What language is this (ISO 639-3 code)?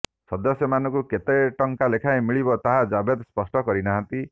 ori